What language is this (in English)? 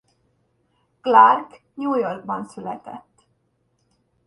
Hungarian